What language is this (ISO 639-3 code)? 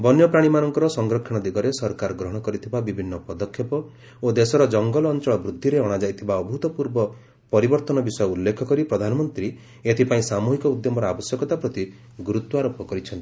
ori